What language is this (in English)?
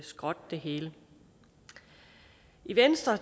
Danish